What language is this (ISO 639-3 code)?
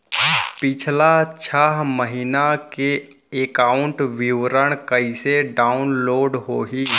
hne